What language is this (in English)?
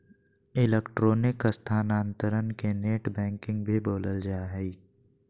Magahi